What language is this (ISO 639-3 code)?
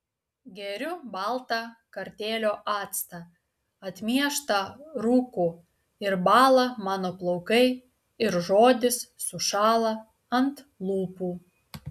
lit